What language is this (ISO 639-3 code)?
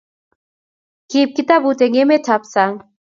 kln